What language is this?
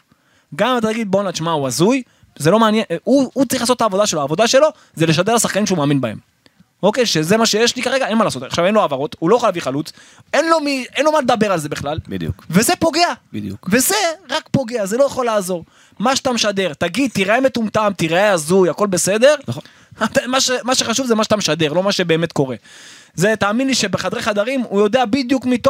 Hebrew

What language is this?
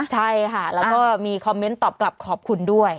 Thai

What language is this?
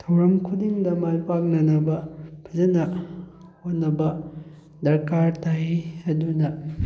Manipuri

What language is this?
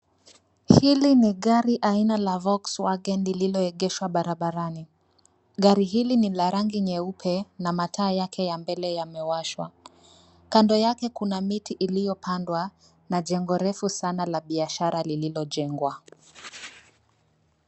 Swahili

